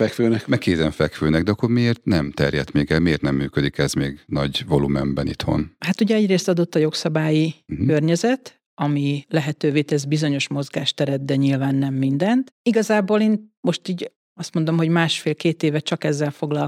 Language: Hungarian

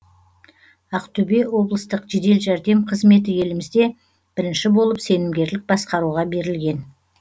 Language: Kazakh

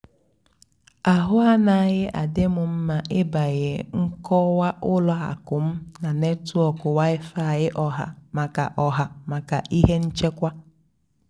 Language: Igbo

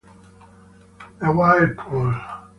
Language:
Italian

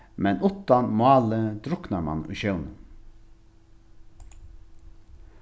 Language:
Faroese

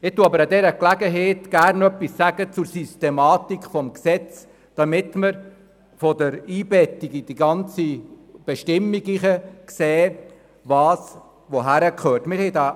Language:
Swiss German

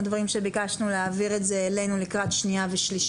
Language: Hebrew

